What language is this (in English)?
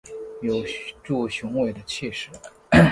Chinese